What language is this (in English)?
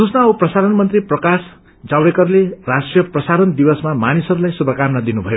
Nepali